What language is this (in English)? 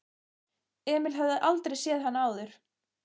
Icelandic